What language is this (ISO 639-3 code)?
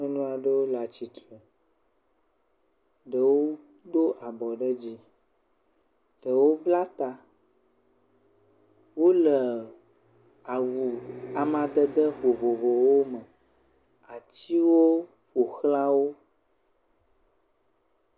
ewe